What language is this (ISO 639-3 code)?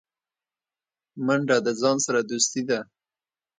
pus